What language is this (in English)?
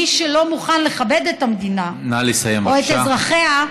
Hebrew